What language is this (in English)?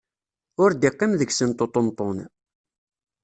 Kabyle